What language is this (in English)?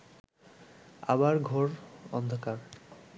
Bangla